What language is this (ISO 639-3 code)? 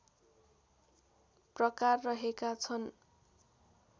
nep